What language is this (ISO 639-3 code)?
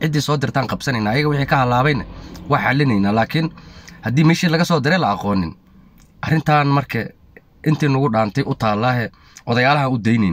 ara